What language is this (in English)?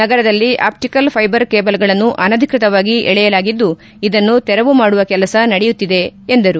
Kannada